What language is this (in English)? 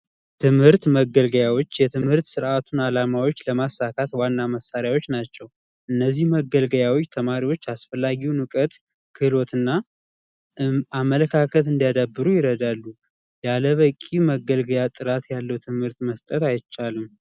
Amharic